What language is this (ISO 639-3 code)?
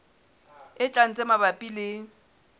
sot